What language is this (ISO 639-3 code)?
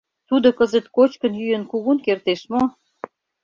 chm